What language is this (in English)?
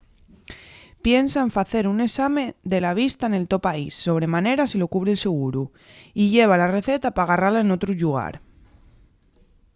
Asturian